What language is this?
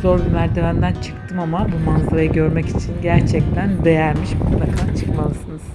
Turkish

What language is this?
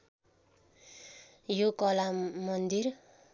Nepali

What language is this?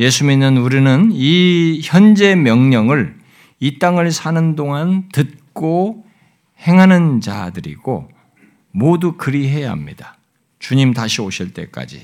Korean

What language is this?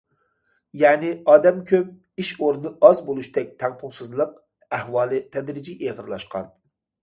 Uyghur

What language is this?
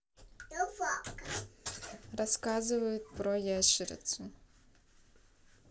Russian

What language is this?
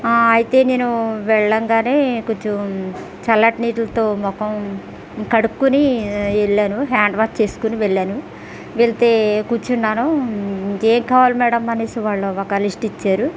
Telugu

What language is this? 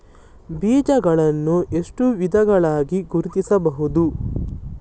Kannada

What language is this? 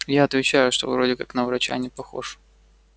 Russian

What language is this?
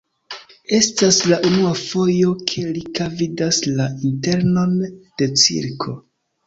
Esperanto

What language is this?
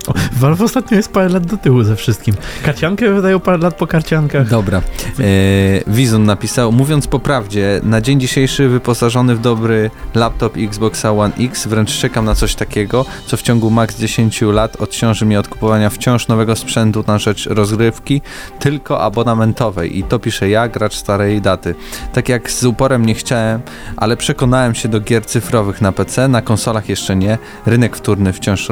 Polish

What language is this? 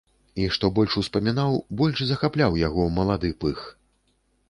Belarusian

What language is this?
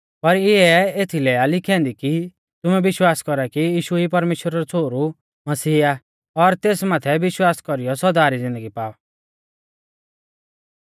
Mahasu Pahari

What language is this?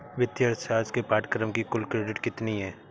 Hindi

